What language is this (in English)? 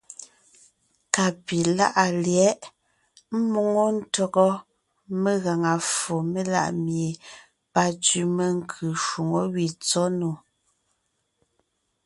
Ngiemboon